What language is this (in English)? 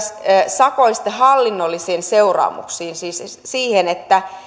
Finnish